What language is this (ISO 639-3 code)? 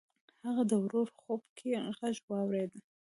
pus